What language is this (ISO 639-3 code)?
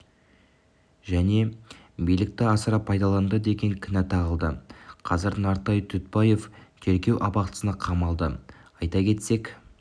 kaz